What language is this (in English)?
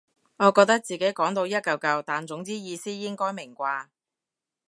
Cantonese